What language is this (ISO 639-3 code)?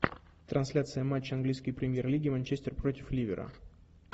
rus